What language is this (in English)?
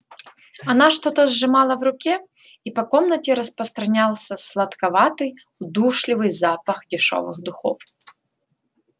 Russian